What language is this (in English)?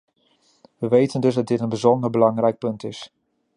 Dutch